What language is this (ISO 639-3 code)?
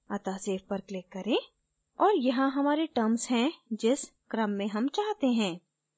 hin